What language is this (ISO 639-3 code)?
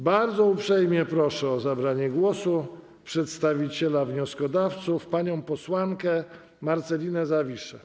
pol